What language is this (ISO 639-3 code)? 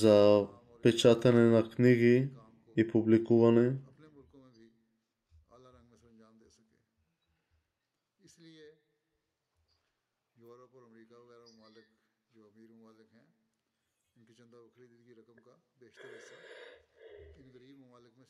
bul